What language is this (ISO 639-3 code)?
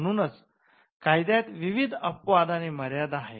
mar